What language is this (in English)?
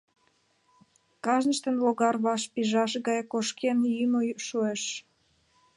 Mari